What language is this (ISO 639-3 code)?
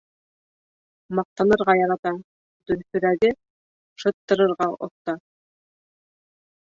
bak